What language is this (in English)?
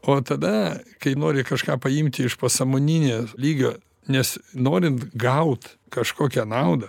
Lithuanian